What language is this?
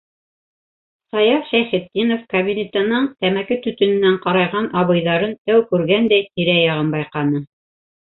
Bashkir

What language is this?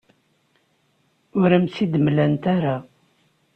Kabyle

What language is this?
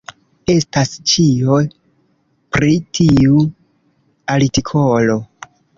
Esperanto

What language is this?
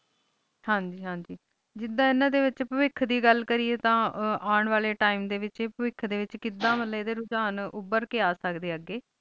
Punjabi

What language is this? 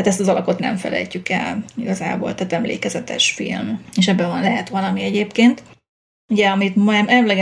Hungarian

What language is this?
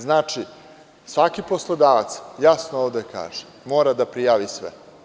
Serbian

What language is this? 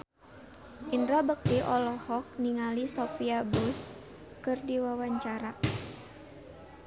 Sundanese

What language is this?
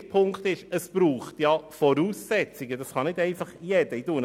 Swiss German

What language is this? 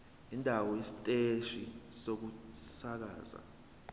Zulu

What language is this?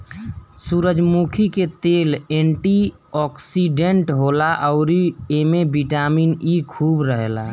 Bhojpuri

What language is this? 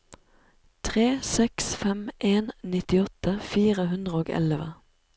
Norwegian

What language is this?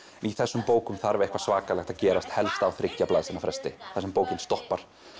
Icelandic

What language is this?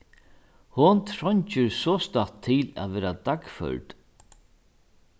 Faroese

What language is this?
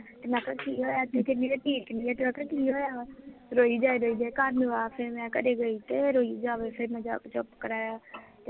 Punjabi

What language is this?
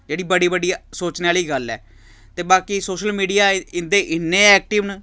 Dogri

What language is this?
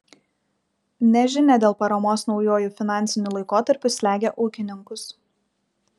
Lithuanian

